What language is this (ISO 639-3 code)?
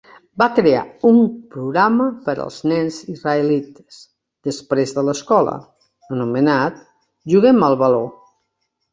cat